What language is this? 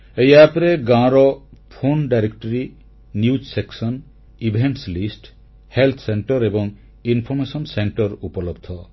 Odia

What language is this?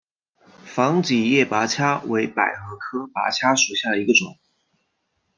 Chinese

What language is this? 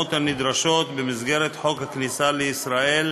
Hebrew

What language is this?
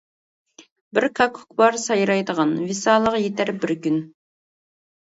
Uyghur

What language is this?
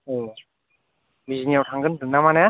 Bodo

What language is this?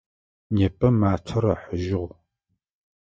Adyghe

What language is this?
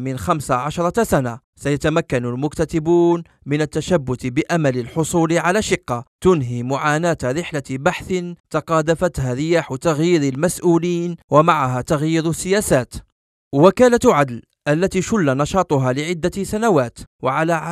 Arabic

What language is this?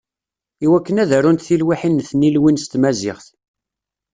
Kabyle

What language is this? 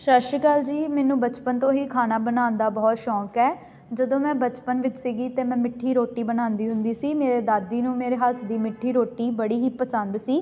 Punjabi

